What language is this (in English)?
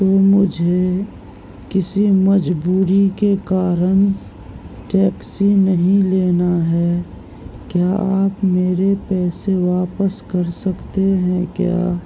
Urdu